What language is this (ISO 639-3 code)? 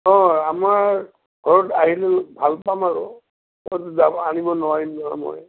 asm